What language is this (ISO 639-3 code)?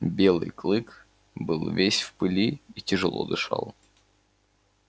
rus